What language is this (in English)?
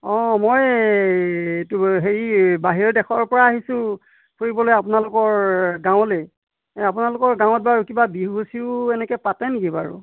Assamese